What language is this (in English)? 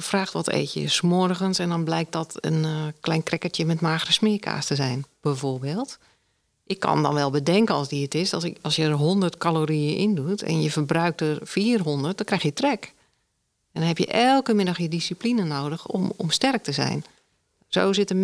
Dutch